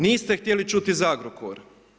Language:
Croatian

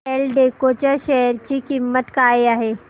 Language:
Marathi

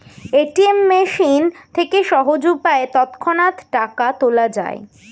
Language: Bangla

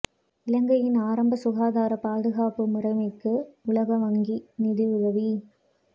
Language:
Tamil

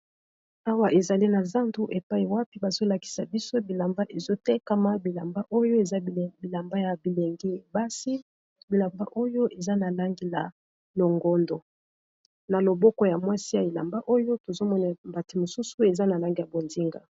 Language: Lingala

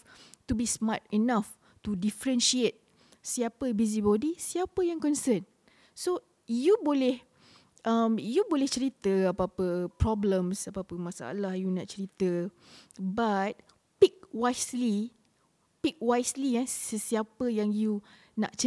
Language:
Malay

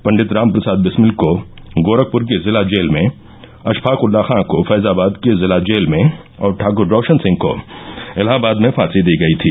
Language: Hindi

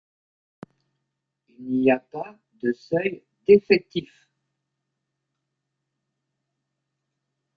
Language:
French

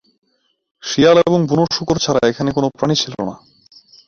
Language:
Bangla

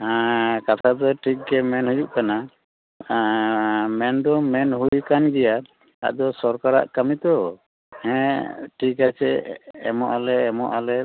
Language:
Santali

